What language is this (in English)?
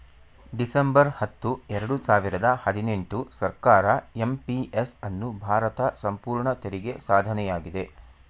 Kannada